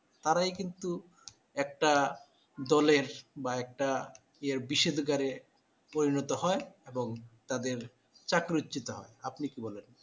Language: Bangla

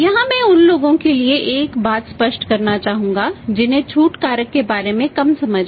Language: Hindi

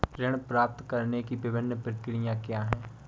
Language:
Hindi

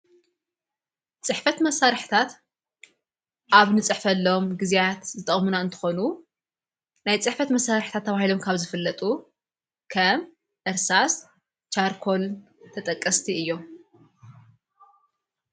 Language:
Tigrinya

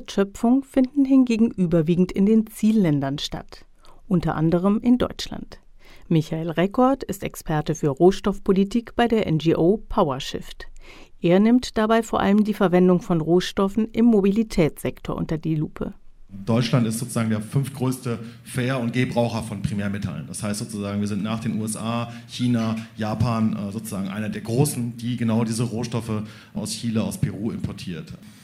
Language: German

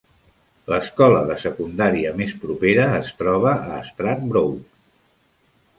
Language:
Catalan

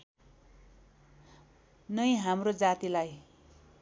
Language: Nepali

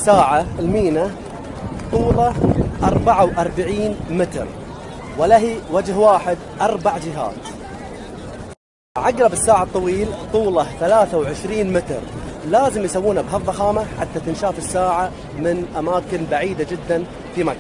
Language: Arabic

